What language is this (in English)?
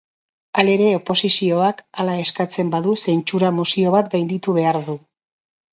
Basque